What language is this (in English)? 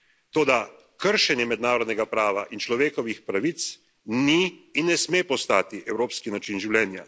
Slovenian